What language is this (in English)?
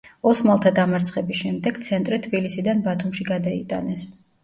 Georgian